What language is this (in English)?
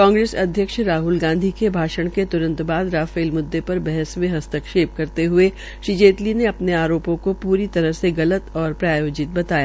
Hindi